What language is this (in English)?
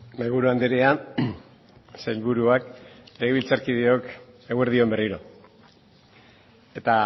Basque